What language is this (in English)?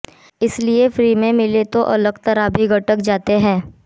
Hindi